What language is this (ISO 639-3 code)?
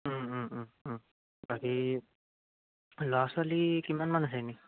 asm